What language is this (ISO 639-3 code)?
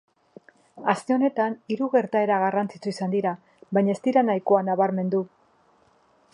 eus